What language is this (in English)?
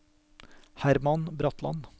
Norwegian